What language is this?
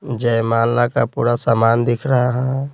Hindi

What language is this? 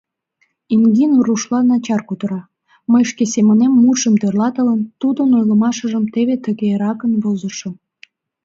Mari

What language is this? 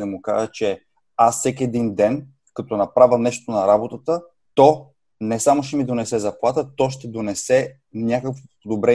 Bulgarian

